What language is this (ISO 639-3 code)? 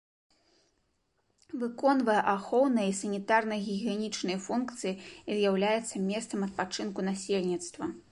bel